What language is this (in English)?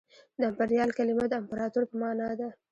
Pashto